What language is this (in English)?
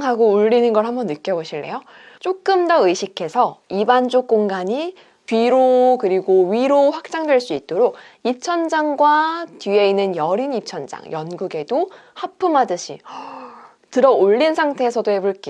Korean